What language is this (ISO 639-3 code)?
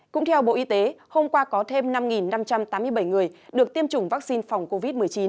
vie